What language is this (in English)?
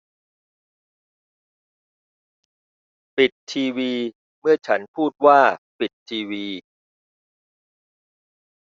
Thai